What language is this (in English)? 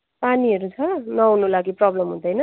Nepali